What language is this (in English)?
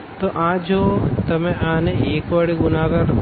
Gujarati